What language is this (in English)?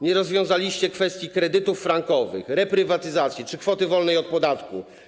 Polish